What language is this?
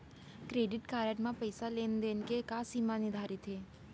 Chhattisgarhi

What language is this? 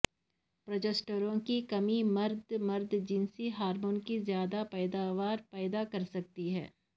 Urdu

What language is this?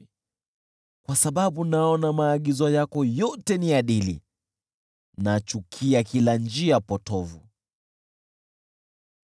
Swahili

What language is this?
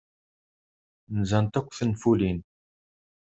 Kabyle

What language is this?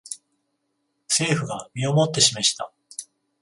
Japanese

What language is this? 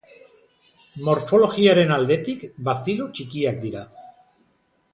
Basque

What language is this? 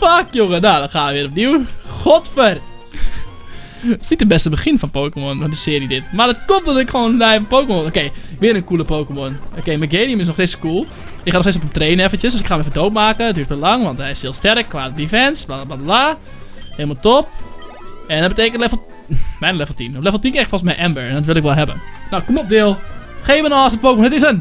Dutch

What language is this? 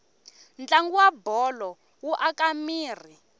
Tsonga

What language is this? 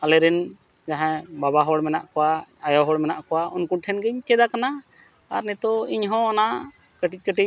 Santali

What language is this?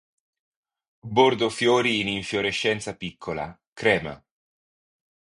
Italian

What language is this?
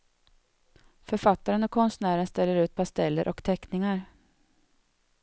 Swedish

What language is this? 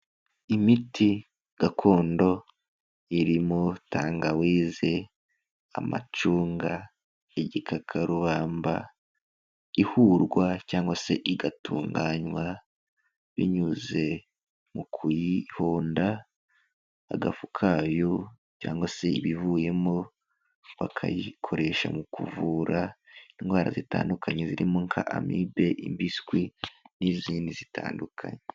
Kinyarwanda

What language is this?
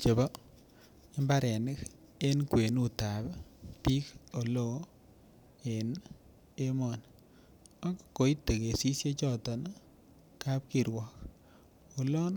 Kalenjin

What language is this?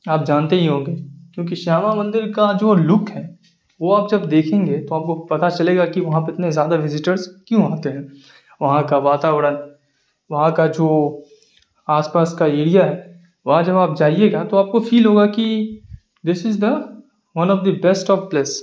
Urdu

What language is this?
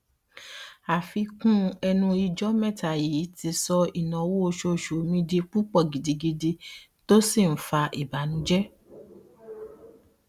Yoruba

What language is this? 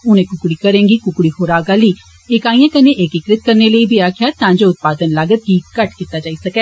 Dogri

